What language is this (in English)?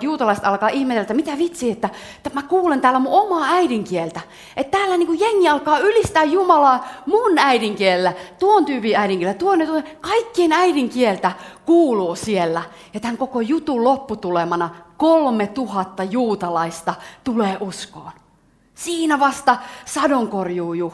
Finnish